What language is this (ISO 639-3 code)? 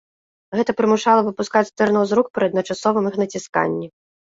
bel